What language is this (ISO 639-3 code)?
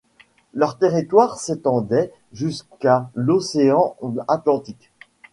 fra